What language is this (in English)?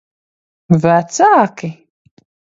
Latvian